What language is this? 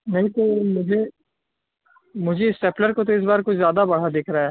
Urdu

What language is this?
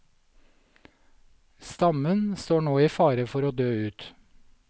Norwegian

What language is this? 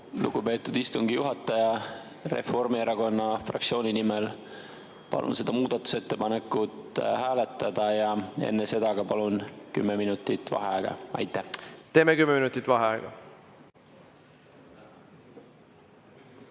Estonian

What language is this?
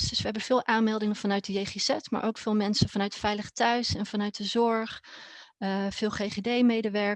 Dutch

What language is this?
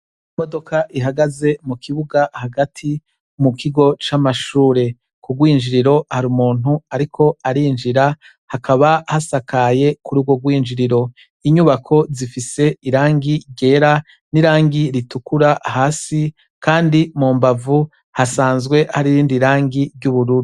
Rundi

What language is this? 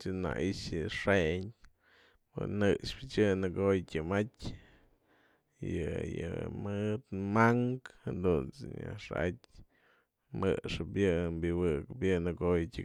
Mazatlán Mixe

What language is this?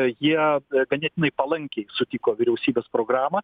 Lithuanian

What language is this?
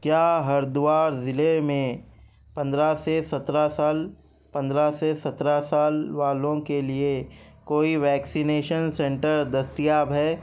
Urdu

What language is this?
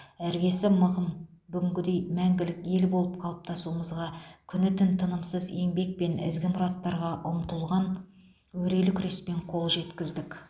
Kazakh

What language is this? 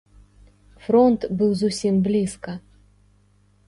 Belarusian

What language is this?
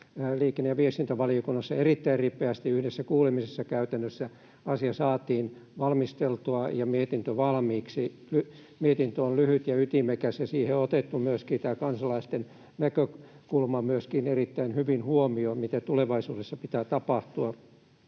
Finnish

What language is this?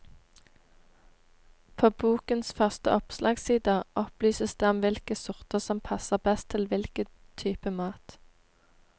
Norwegian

